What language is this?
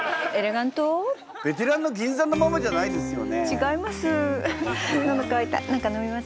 Japanese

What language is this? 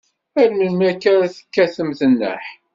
Kabyle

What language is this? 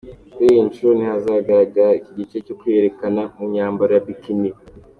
Kinyarwanda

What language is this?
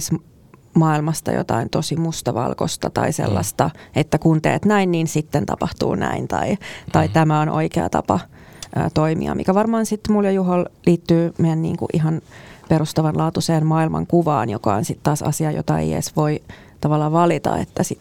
Finnish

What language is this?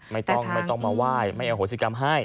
Thai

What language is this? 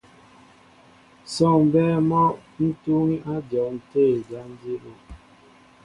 Mbo (Cameroon)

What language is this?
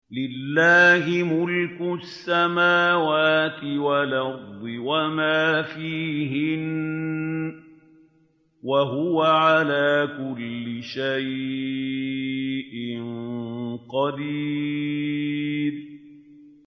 Arabic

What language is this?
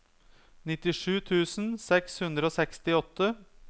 Norwegian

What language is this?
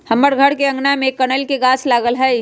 Magahi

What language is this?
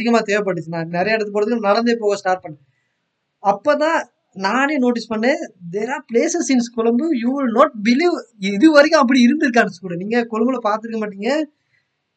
Tamil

